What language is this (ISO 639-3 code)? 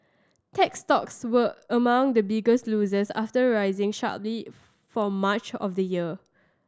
eng